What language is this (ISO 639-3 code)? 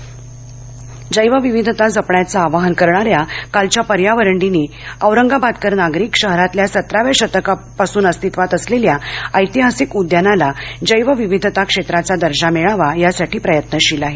mar